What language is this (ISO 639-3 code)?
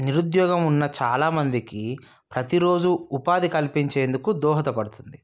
tel